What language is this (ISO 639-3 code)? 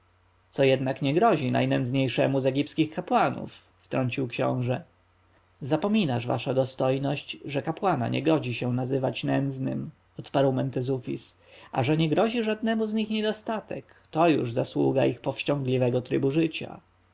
pol